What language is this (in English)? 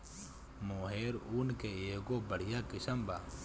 Bhojpuri